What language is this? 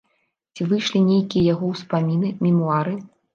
Belarusian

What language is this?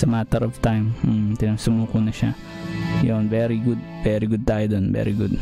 Filipino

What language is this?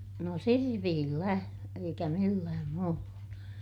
Finnish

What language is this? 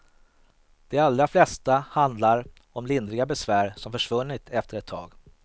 Swedish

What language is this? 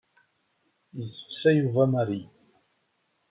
Kabyle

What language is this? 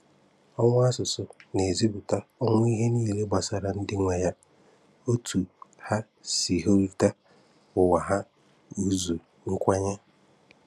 Igbo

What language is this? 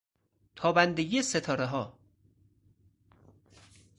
Persian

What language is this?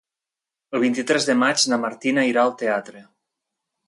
Catalan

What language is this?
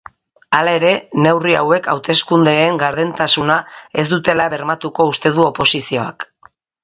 Basque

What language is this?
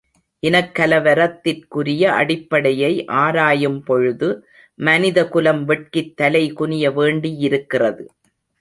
Tamil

